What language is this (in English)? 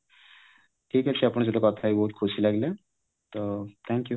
Odia